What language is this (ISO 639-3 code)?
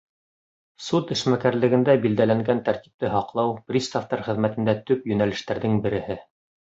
bak